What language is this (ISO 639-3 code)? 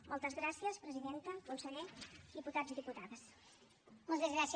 cat